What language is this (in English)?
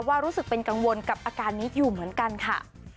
Thai